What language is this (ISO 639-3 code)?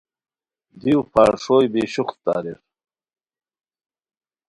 khw